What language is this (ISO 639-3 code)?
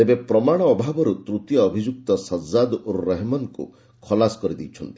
ori